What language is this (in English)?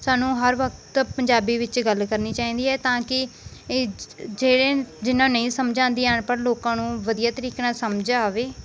Punjabi